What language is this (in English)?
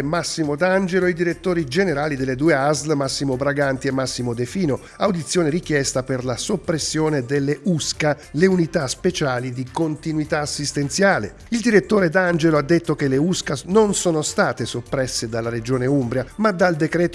Italian